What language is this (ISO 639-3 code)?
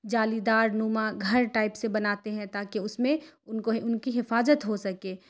urd